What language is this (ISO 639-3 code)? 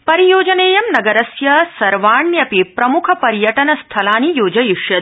san